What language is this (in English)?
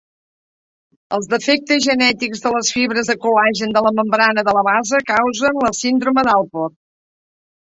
Catalan